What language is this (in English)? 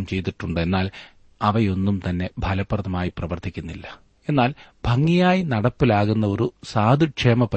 Malayalam